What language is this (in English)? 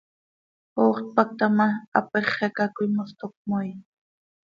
Seri